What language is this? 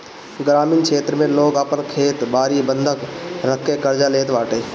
Bhojpuri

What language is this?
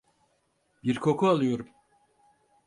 Turkish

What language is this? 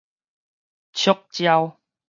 Min Nan Chinese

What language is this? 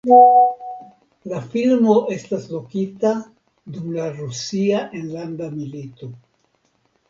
Esperanto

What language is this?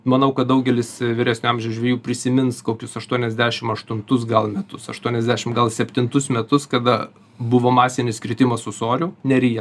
Lithuanian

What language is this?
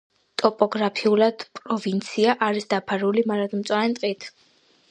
Georgian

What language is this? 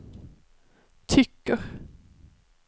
Swedish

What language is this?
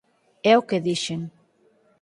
Galician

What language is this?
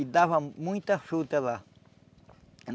Portuguese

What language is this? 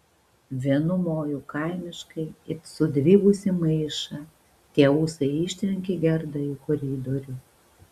Lithuanian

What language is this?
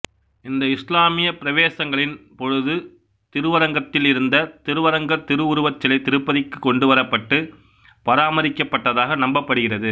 Tamil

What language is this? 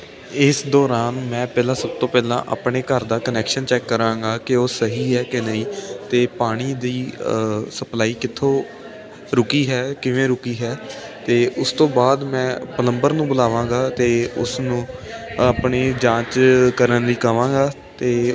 Punjabi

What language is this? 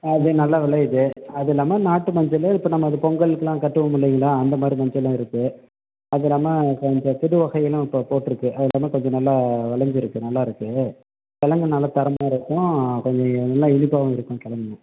Tamil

